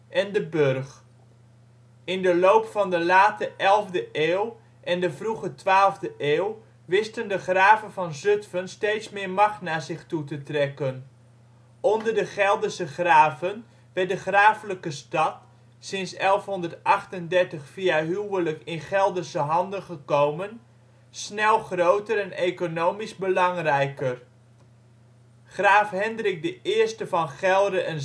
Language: Dutch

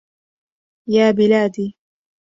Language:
Arabic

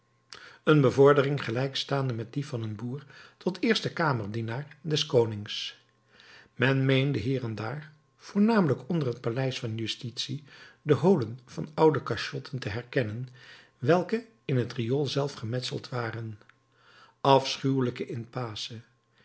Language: Dutch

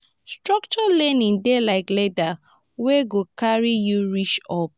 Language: Nigerian Pidgin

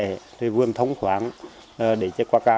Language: Vietnamese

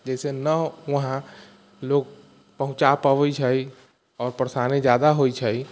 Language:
Maithili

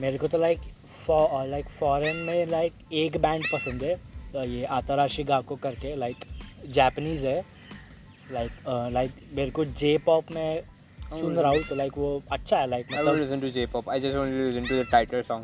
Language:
Hindi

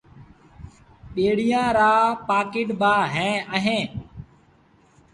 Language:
Sindhi Bhil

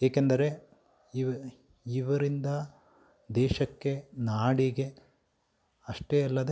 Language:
Kannada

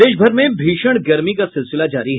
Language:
Hindi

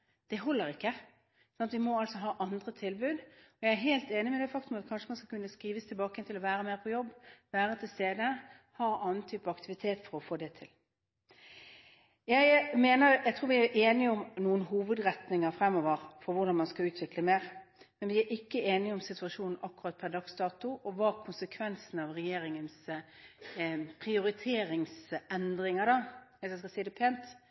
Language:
Norwegian Bokmål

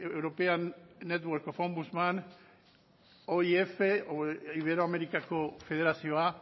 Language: Basque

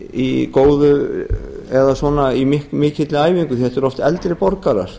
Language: Icelandic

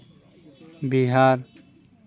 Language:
Santali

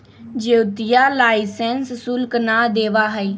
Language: Magahi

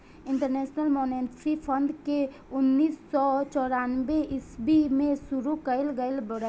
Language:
Bhojpuri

